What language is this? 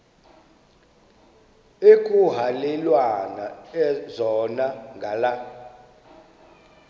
Xhosa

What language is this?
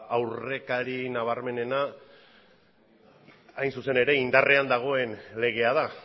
Basque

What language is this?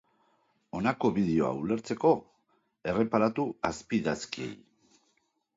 Basque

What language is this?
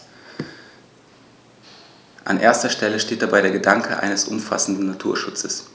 German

